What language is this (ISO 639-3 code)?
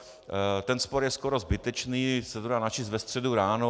ces